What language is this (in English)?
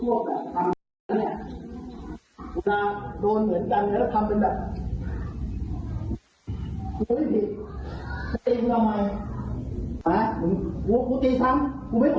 Thai